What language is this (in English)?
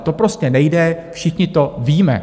Czech